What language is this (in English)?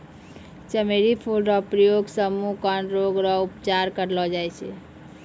Maithili